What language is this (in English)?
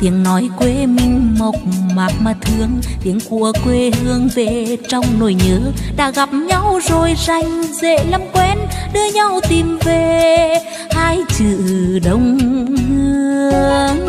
Vietnamese